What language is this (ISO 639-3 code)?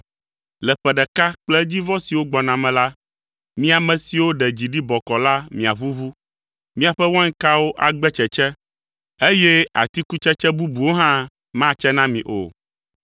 ewe